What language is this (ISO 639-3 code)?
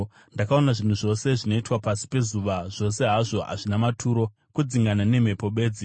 sna